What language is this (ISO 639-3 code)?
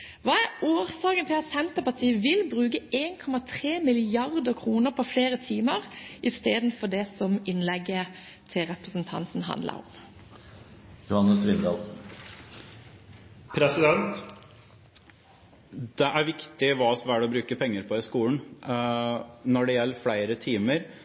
nob